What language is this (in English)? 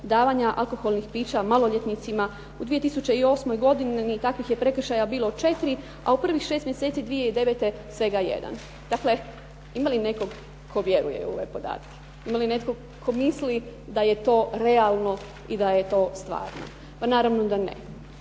Croatian